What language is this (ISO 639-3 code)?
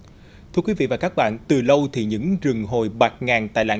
vie